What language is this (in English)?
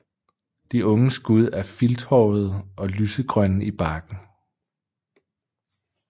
Danish